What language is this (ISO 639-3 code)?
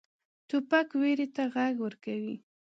pus